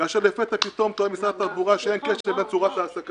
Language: Hebrew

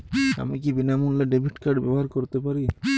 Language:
Bangla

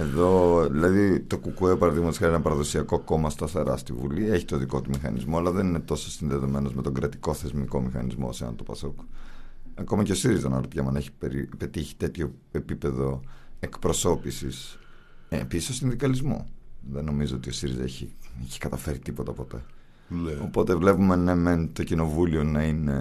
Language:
Greek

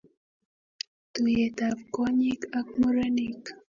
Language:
Kalenjin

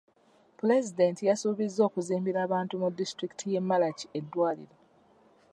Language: Ganda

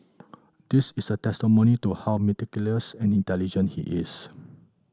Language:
English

